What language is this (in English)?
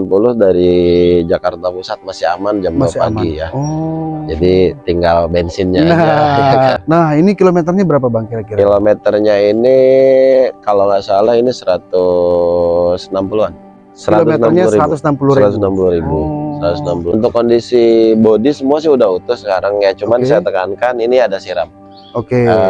Indonesian